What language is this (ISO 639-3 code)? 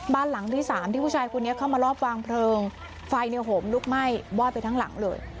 tha